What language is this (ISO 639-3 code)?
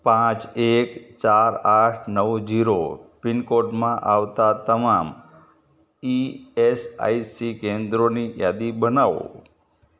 guj